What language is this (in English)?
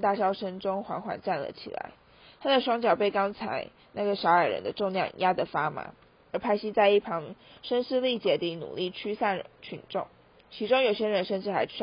Chinese